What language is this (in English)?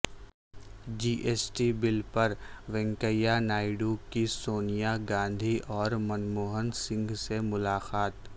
Urdu